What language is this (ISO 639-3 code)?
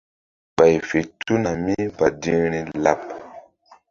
mdd